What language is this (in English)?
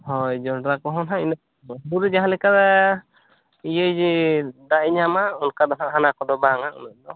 Santali